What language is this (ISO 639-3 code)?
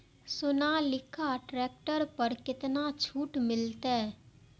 mai